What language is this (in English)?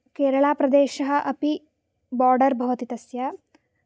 Sanskrit